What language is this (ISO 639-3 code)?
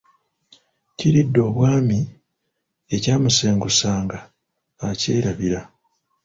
lug